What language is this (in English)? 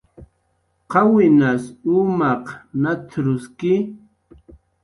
Jaqaru